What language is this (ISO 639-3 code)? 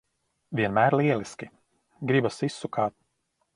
lav